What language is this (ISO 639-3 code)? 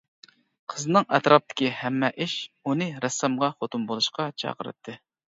uig